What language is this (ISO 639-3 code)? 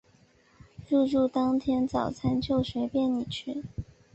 zho